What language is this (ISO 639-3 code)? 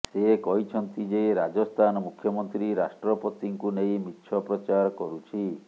ori